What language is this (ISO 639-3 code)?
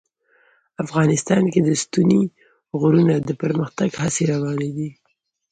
pus